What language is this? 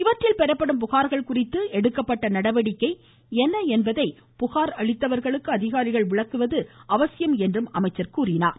Tamil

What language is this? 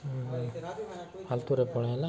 Odia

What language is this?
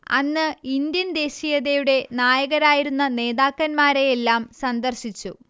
Malayalam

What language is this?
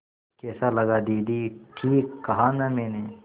Hindi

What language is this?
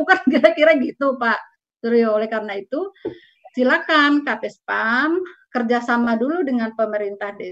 Indonesian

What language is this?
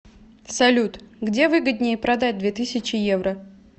Russian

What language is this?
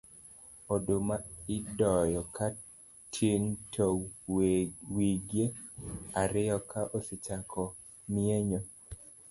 Luo (Kenya and Tanzania)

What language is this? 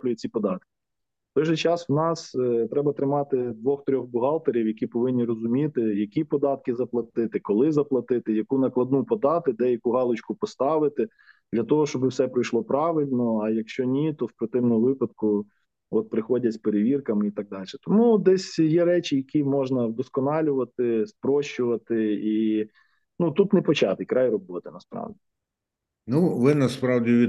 Ukrainian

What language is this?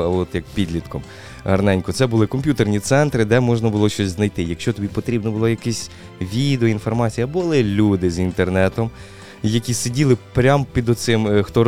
Ukrainian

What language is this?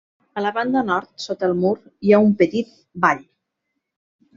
Catalan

